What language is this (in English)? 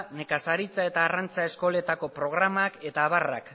Basque